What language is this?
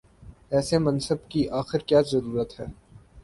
Urdu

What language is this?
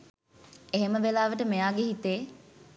Sinhala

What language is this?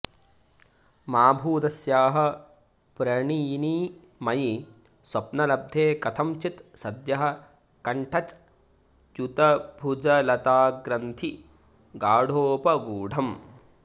Sanskrit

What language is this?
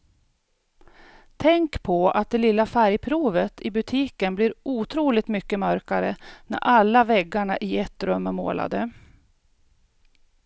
Swedish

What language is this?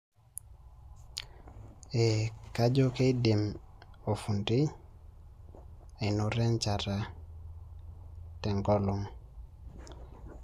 Masai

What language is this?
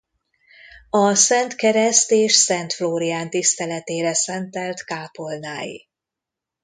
Hungarian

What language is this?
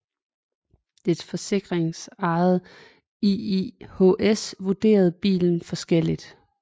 Danish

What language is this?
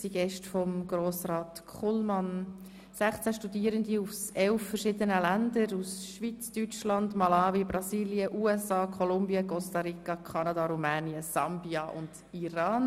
Swiss German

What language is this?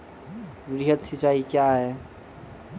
Maithili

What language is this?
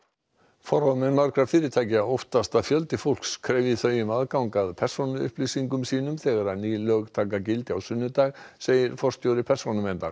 Icelandic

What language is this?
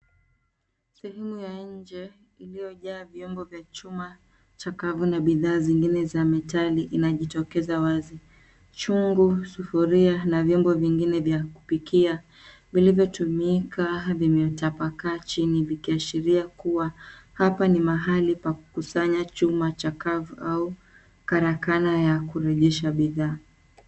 Swahili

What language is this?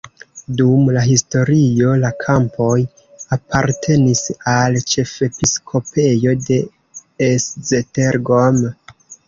Esperanto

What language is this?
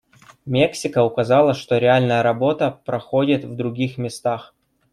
Russian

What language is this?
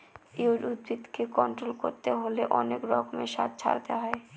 Bangla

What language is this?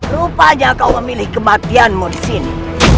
Indonesian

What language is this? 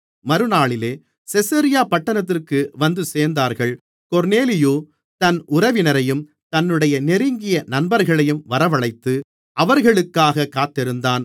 Tamil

